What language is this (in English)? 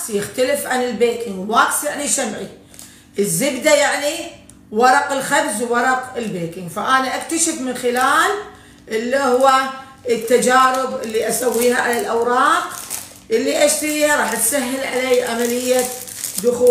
Arabic